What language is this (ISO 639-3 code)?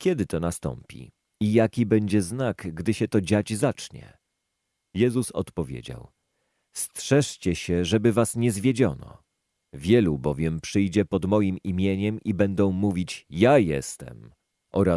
pol